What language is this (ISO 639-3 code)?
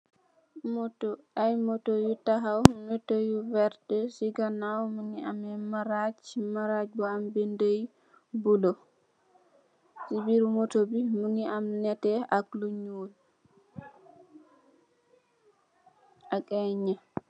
wol